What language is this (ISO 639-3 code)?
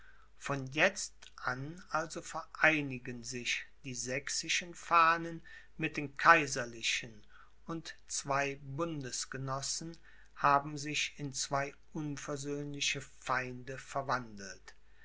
deu